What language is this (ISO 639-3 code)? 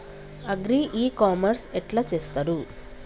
tel